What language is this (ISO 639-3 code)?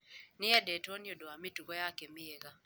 kik